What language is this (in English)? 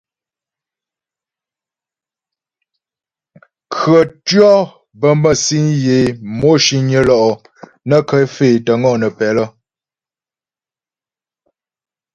Ghomala